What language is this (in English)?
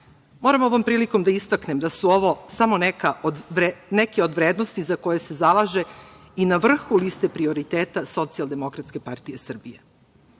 Serbian